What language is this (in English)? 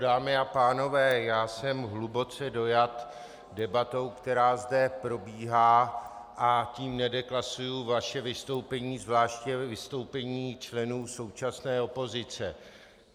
Czech